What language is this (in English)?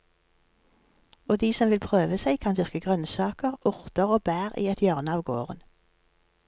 Norwegian